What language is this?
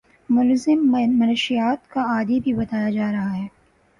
Urdu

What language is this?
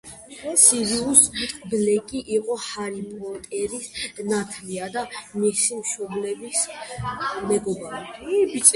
Georgian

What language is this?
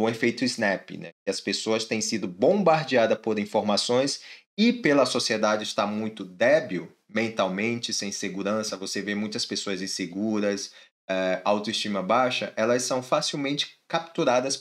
Portuguese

